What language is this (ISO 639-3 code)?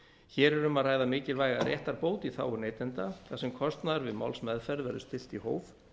isl